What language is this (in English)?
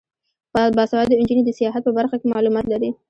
Pashto